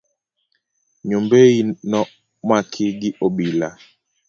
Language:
Luo (Kenya and Tanzania)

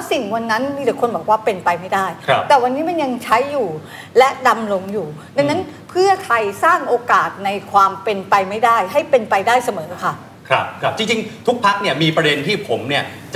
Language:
Thai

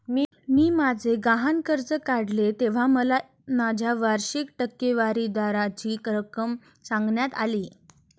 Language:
Marathi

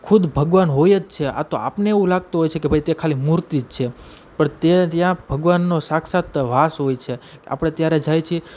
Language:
Gujarati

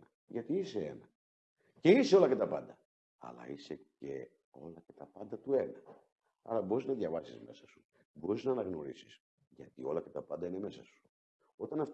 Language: Greek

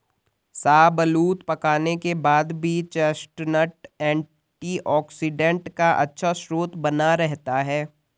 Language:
Hindi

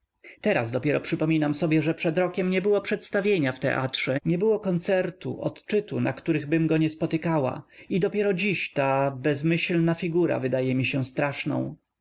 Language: Polish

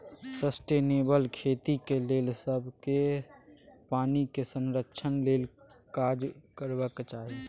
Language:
Maithili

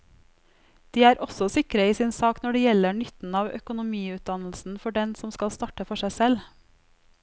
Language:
Norwegian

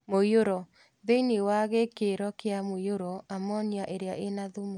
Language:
Kikuyu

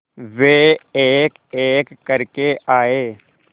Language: Hindi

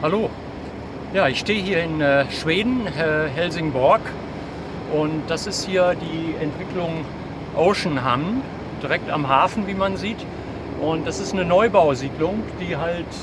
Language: German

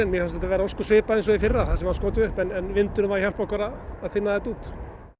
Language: Icelandic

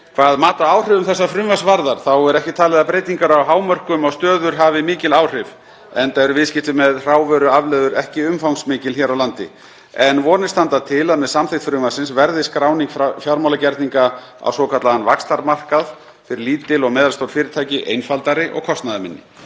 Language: Icelandic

